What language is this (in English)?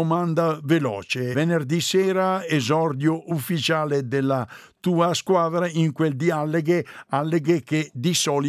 Italian